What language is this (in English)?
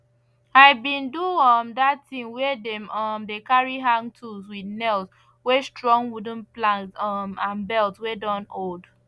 Nigerian Pidgin